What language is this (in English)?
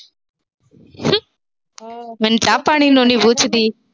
Punjabi